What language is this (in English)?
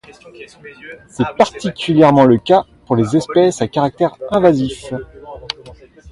French